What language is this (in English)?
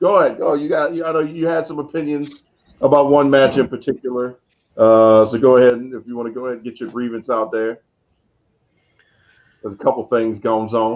English